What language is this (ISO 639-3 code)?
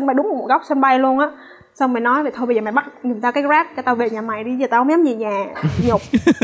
vie